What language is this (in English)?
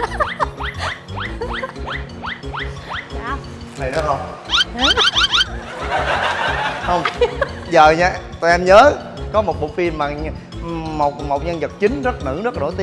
Vietnamese